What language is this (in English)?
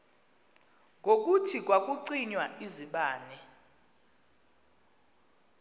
Xhosa